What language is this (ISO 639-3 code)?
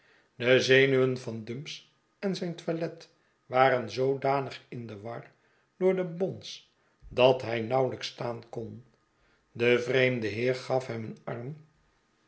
nld